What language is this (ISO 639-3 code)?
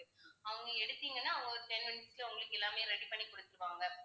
tam